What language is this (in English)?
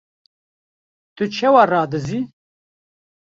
Kurdish